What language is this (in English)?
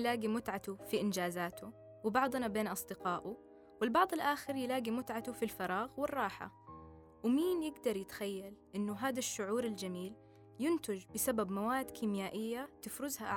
Arabic